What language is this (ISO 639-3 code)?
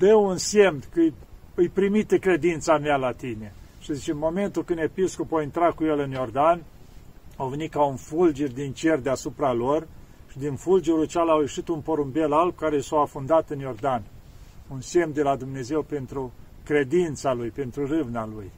ron